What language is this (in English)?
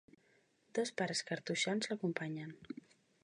Catalan